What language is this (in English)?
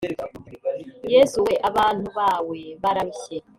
Kinyarwanda